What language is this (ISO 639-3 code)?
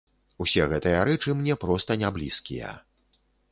bel